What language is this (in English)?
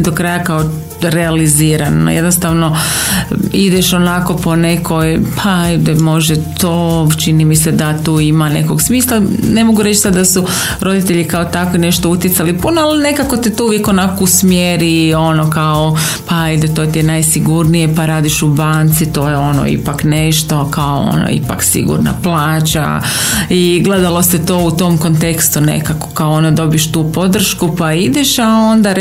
Croatian